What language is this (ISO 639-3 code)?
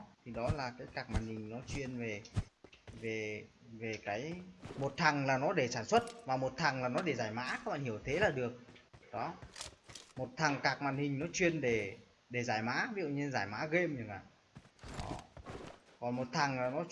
vie